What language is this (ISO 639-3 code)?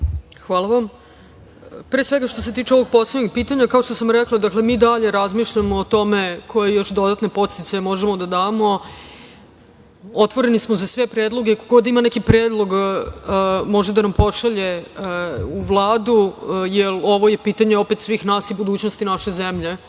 srp